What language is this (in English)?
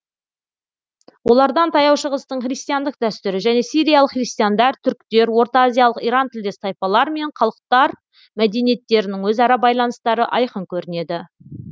Kazakh